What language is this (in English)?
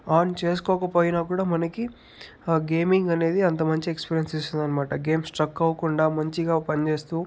Telugu